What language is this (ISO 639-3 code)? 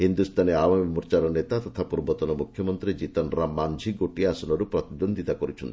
ori